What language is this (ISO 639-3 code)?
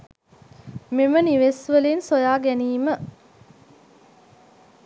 sin